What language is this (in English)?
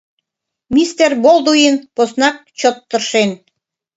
Mari